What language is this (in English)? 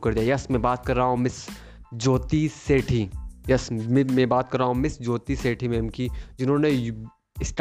Hindi